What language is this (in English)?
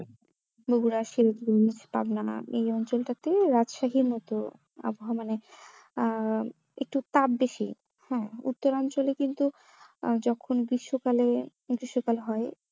Bangla